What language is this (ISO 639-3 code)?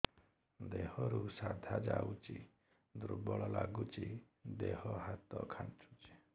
ori